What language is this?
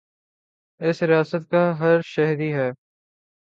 Urdu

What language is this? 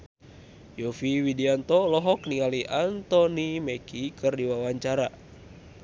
Sundanese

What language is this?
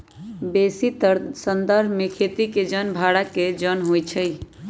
Magahi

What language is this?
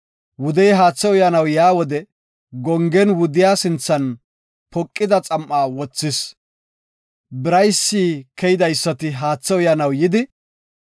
Gofa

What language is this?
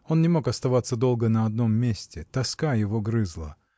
Russian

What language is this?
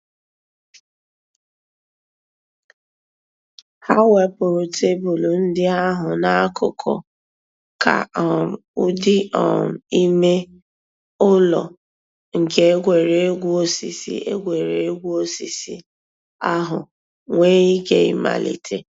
Igbo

